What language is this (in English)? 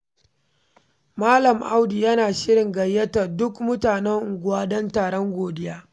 Hausa